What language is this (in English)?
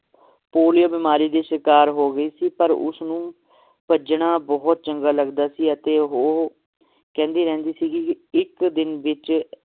Punjabi